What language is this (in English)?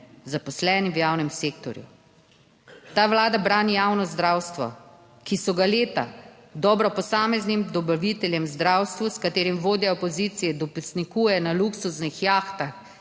Slovenian